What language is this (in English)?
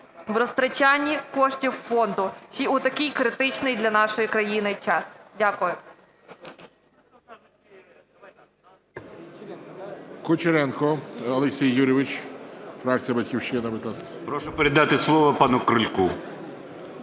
Ukrainian